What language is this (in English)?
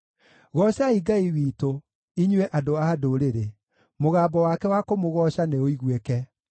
Kikuyu